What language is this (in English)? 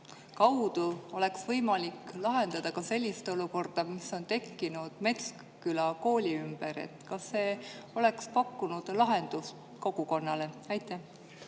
Estonian